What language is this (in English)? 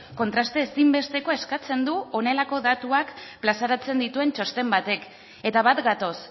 Basque